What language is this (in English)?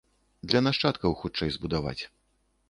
Belarusian